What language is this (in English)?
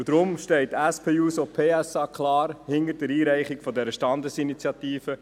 Swiss German